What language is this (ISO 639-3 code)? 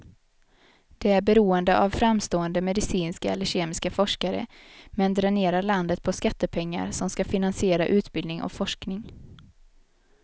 swe